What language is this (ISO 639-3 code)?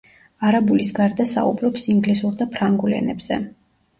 kat